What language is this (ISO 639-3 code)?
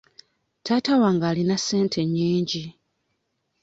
lug